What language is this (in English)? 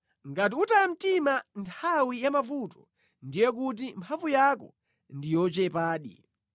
Nyanja